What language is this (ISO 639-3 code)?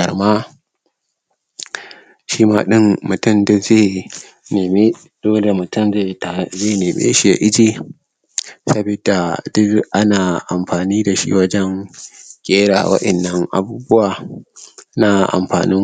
hau